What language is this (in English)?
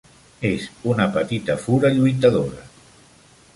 Catalan